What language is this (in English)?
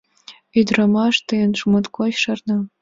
Mari